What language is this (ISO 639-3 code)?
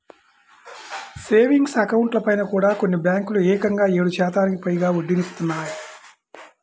tel